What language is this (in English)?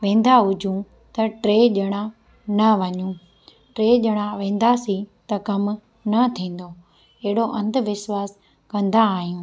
Sindhi